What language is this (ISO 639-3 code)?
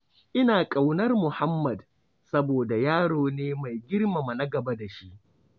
hau